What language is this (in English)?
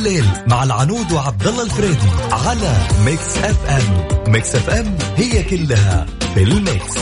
Arabic